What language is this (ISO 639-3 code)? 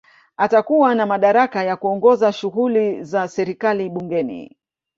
swa